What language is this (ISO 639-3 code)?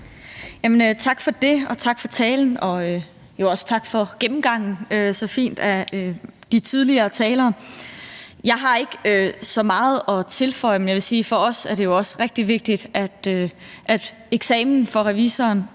dan